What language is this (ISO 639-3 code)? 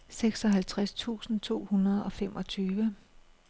dan